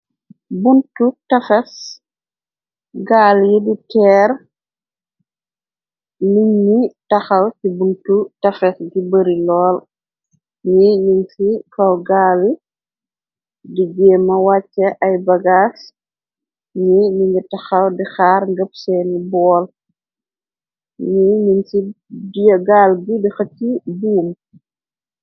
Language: Wolof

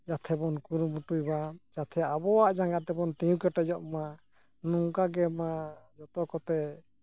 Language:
Santali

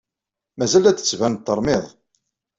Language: Kabyle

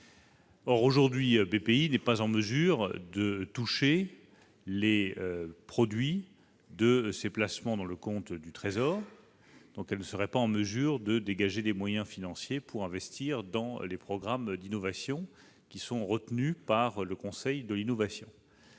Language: French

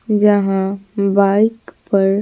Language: Hindi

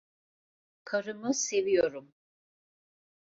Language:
Turkish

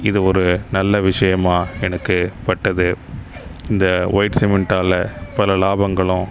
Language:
Tamil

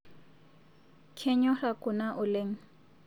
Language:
Masai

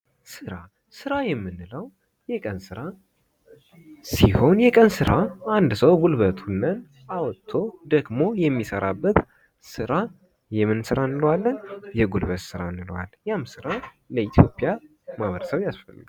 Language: Amharic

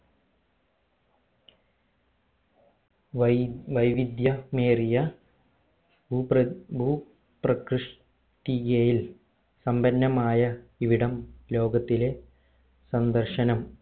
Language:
Malayalam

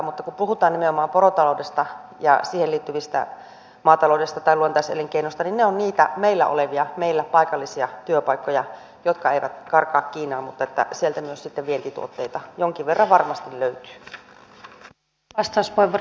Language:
Finnish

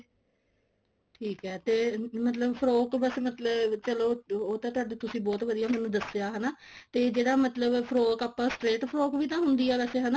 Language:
Punjabi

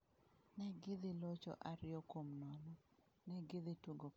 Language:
Luo (Kenya and Tanzania)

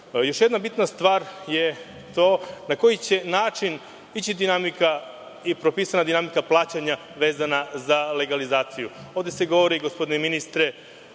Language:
Serbian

